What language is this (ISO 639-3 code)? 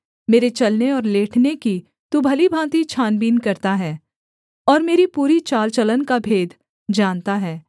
hin